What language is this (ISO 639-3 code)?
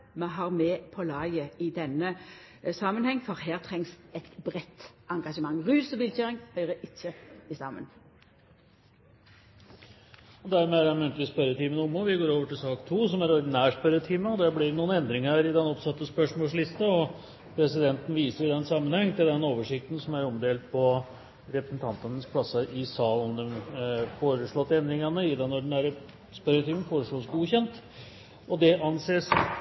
nor